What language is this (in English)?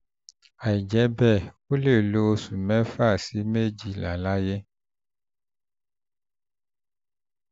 Yoruba